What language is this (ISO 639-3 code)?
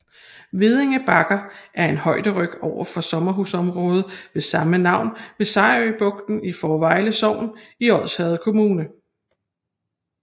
dan